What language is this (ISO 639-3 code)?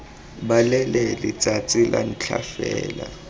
tsn